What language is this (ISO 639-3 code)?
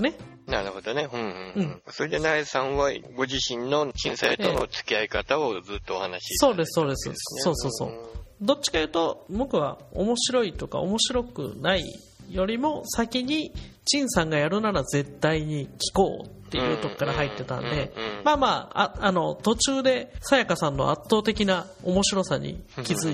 jpn